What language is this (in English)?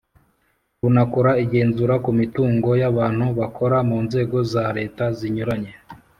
Kinyarwanda